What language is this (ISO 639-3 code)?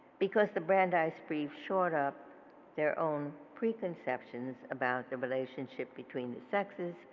eng